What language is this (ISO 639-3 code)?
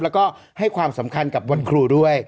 tha